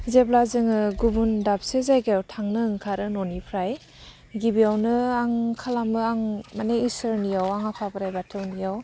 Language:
Bodo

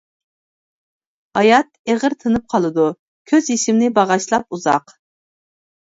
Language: Uyghur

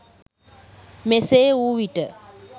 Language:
Sinhala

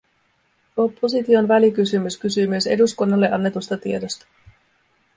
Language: Finnish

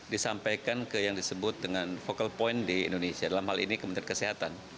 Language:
Indonesian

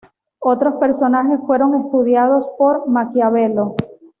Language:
Spanish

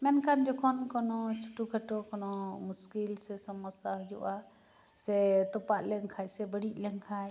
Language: Santali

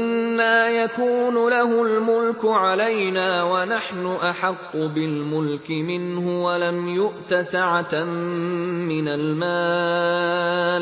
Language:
Arabic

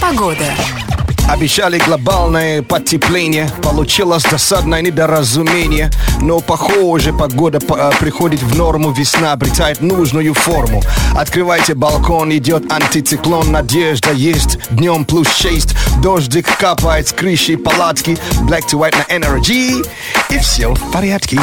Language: Russian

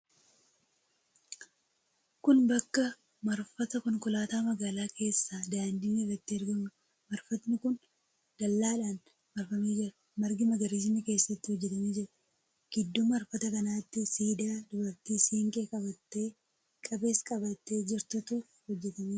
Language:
Oromo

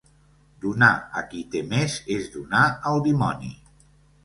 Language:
Catalan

